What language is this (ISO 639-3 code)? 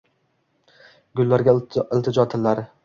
uzb